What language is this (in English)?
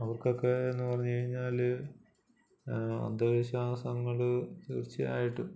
Malayalam